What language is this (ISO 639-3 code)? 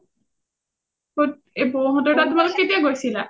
asm